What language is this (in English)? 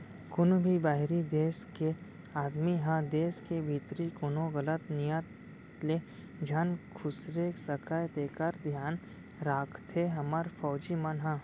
Chhattisgarhi